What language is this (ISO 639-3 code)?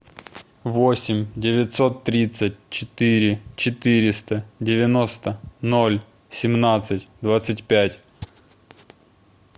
rus